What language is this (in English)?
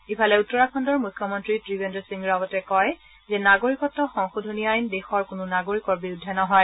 Assamese